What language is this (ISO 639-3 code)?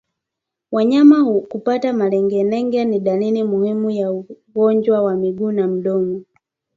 swa